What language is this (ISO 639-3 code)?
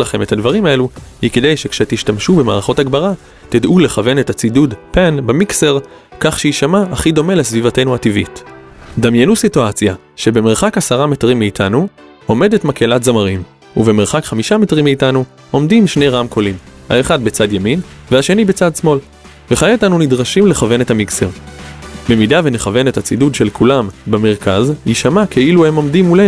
heb